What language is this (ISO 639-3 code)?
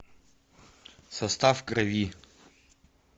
rus